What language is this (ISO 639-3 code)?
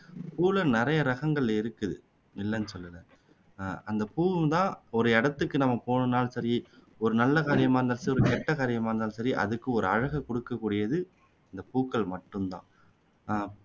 tam